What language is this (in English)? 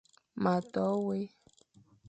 Fang